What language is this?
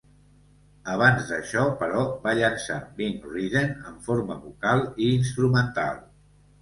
Catalan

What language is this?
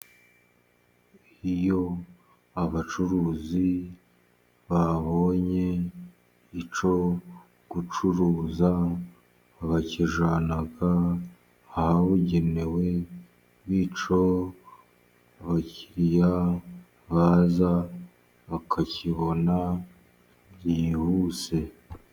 Kinyarwanda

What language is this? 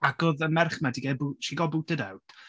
Welsh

